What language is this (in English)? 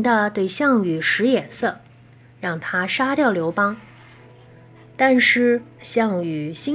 Chinese